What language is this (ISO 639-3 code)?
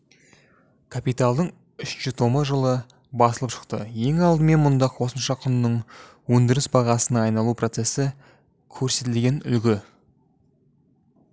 kaz